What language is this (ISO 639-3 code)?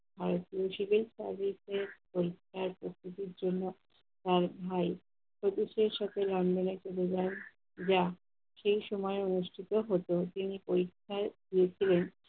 ben